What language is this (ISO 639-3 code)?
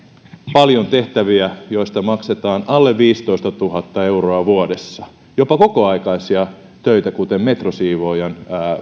fin